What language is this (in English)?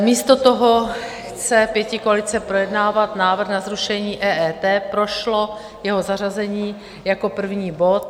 Czech